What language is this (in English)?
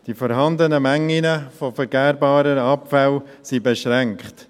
Swiss German